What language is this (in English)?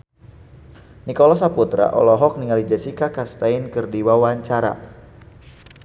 Sundanese